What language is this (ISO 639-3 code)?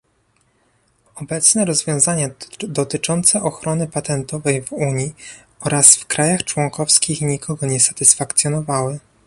pol